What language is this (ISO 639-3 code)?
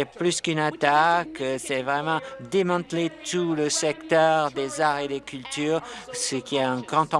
fra